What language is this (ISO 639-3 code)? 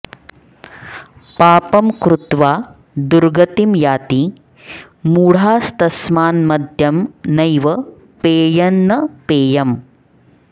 san